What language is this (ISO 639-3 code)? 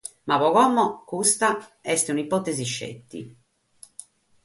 srd